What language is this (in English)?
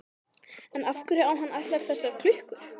Icelandic